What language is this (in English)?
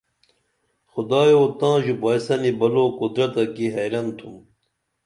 Dameli